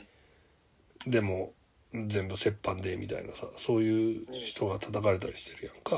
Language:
Japanese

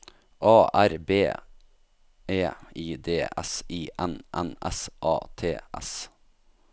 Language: Norwegian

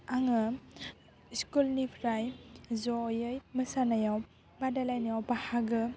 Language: Bodo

